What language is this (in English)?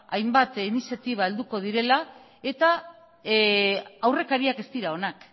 Basque